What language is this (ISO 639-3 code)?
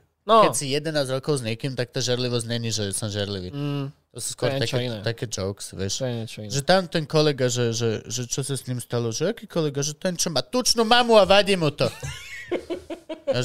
slk